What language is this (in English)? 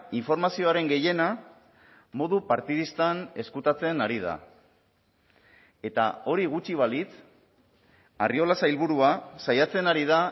Basque